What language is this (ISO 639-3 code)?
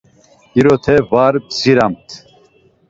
lzz